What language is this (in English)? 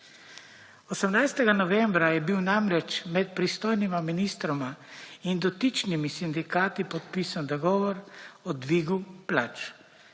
Slovenian